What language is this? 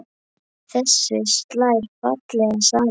Icelandic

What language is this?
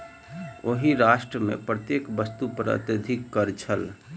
Maithili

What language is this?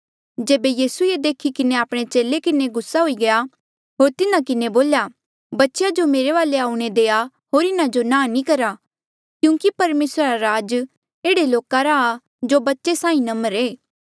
Mandeali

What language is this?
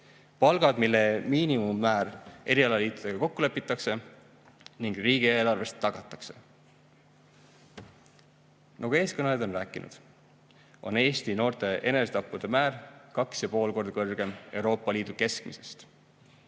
Estonian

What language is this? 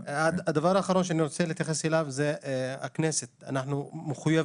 Hebrew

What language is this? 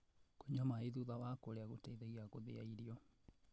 Kikuyu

